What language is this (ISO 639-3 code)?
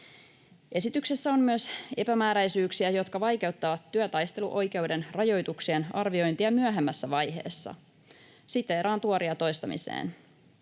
fin